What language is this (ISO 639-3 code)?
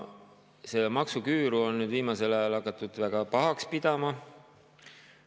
est